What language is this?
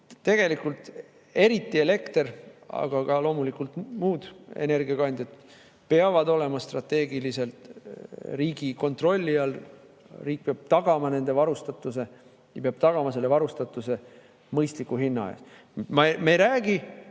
Estonian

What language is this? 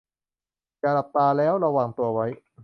Thai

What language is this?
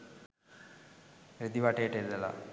Sinhala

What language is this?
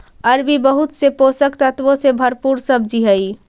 Magahi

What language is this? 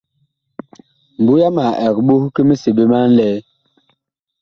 Bakoko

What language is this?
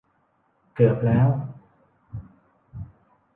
Thai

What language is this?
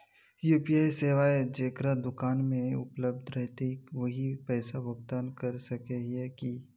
Magahi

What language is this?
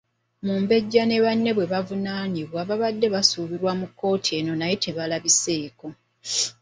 Ganda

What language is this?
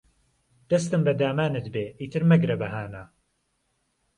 Central Kurdish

